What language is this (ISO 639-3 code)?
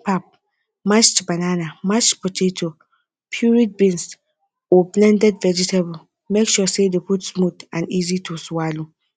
pcm